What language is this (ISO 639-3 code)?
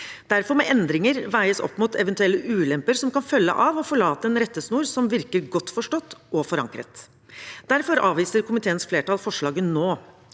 nor